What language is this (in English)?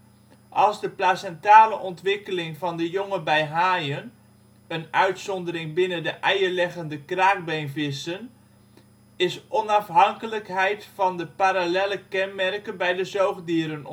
Dutch